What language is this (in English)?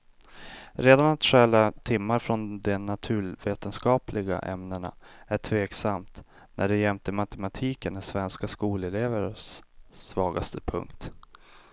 Swedish